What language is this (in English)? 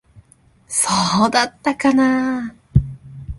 Japanese